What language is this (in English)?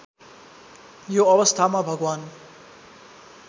Nepali